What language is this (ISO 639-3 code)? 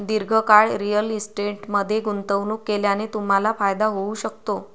mar